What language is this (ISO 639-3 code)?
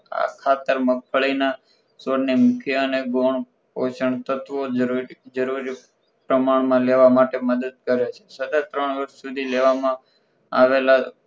guj